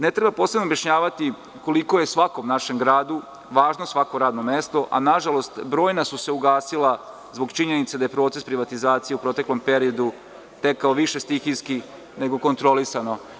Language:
Serbian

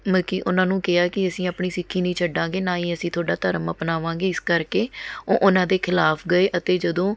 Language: Punjabi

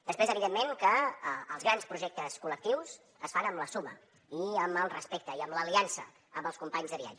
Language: Catalan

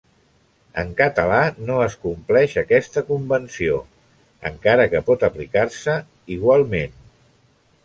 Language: Catalan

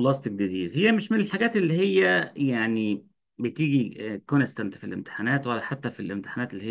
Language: Arabic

